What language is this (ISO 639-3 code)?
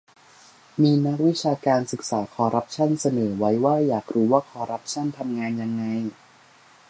tha